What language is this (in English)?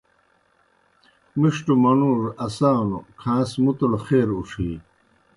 Kohistani Shina